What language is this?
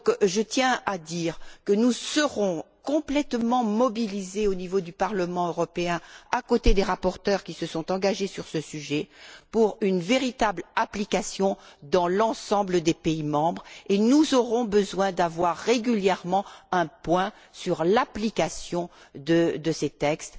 French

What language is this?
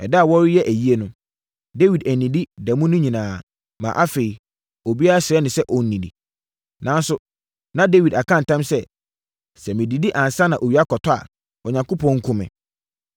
Akan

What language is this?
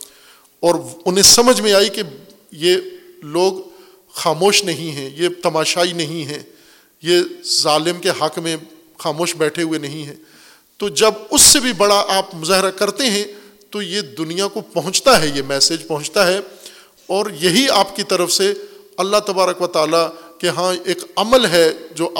Urdu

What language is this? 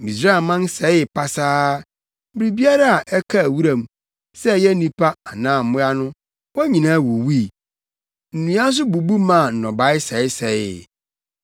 Akan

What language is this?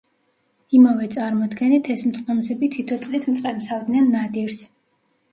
Georgian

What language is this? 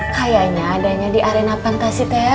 Indonesian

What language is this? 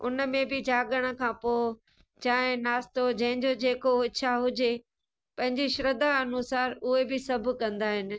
Sindhi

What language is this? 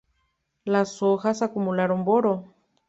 Spanish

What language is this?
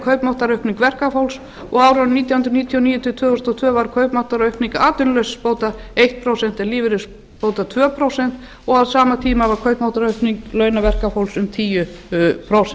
Icelandic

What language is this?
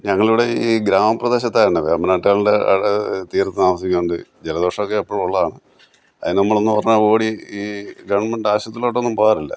Malayalam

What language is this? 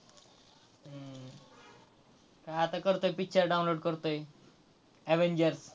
Marathi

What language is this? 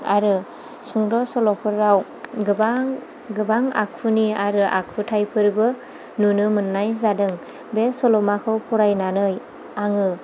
Bodo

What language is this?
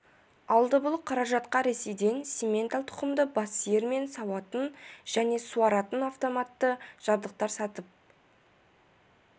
Kazakh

